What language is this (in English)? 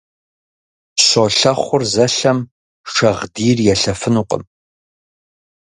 Kabardian